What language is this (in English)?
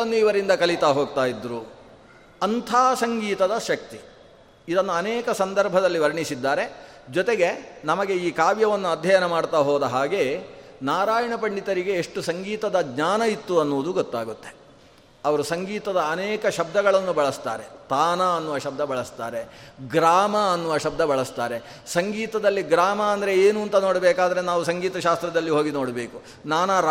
Kannada